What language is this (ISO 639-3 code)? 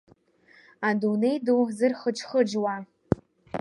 abk